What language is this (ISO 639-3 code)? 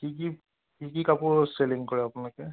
asm